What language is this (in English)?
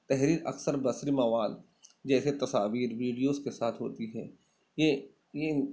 Urdu